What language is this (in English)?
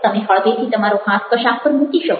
Gujarati